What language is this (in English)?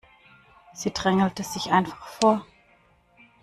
German